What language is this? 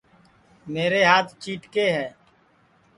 Sansi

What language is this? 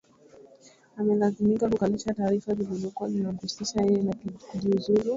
Swahili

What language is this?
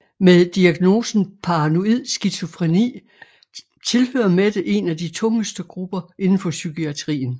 Danish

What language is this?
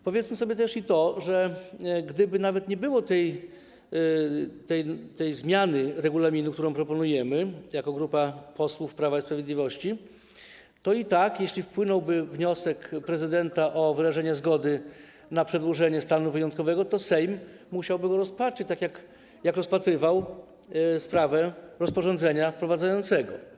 Polish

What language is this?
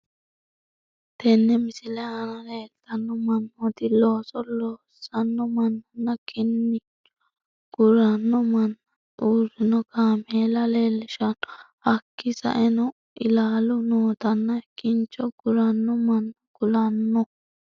Sidamo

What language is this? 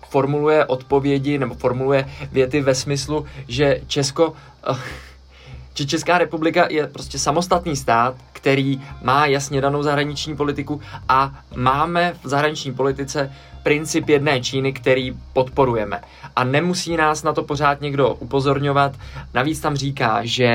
Czech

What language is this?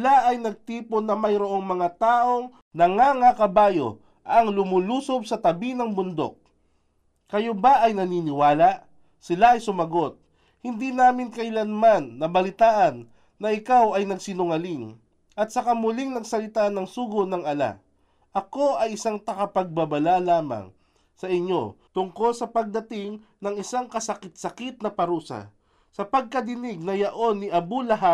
Filipino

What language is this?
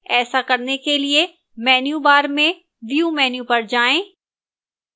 Hindi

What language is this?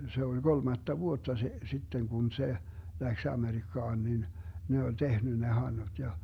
Finnish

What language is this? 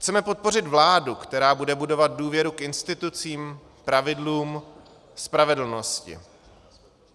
Czech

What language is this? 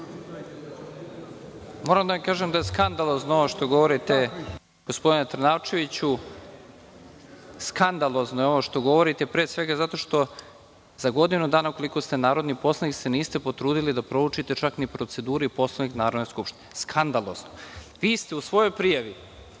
Serbian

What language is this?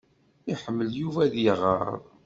Kabyle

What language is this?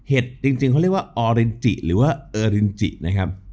Thai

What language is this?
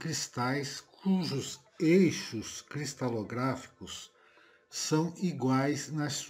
Portuguese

